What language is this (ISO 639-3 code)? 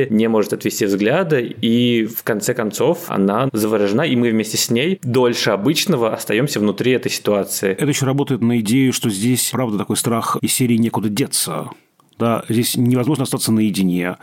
rus